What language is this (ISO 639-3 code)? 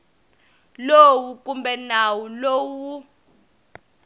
tso